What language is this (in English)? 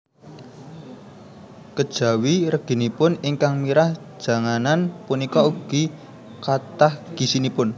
Javanese